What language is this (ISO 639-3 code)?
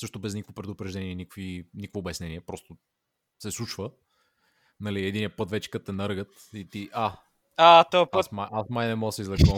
bul